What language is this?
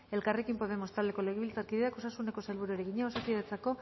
Basque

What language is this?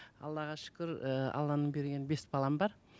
Kazakh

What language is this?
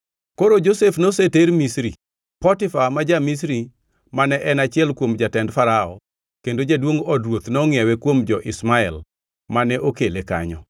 Luo (Kenya and Tanzania)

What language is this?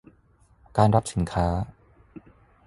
Thai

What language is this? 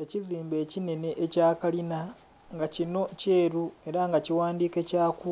Soga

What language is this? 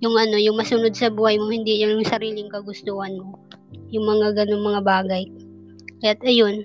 Filipino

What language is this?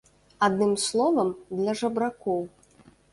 Belarusian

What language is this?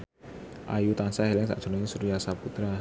Javanese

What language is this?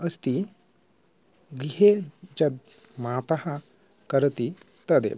Sanskrit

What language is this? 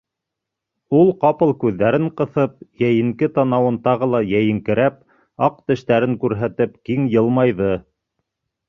Bashkir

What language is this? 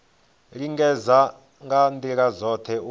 Venda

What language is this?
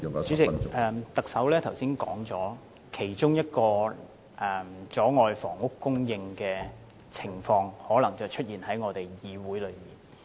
Cantonese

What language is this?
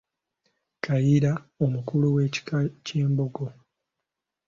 Ganda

